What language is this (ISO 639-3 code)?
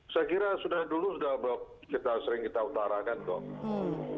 ind